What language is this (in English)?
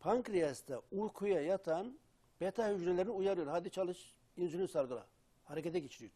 Turkish